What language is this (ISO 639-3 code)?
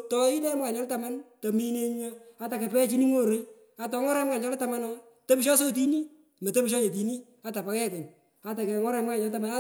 pko